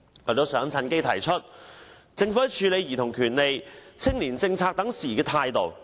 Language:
Cantonese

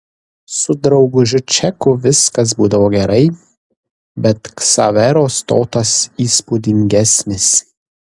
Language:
Lithuanian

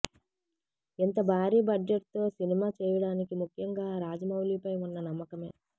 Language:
Telugu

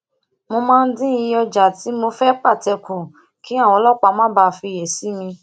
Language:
Yoruba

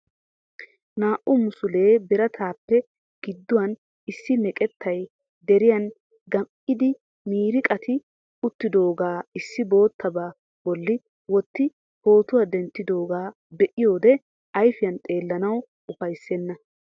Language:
Wolaytta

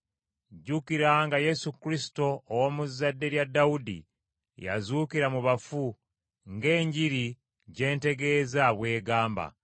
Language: Ganda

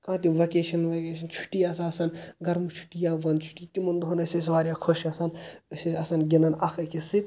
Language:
Kashmiri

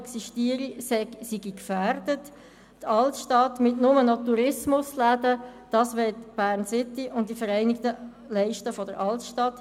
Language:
Swiss German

